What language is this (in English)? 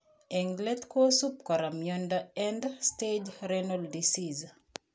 Kalenjin